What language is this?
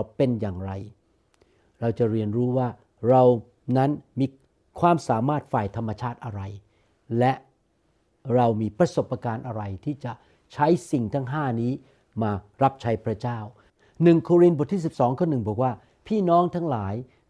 Thai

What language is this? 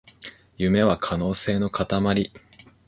Japanese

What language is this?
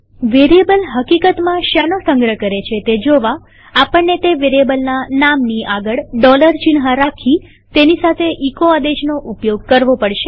Gujarati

